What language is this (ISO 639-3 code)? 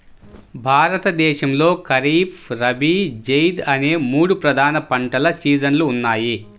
tel